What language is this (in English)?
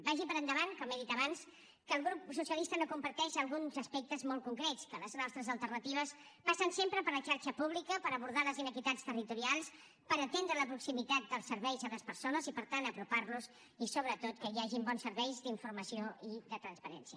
Catalan